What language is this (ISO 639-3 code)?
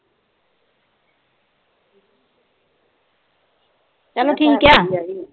pan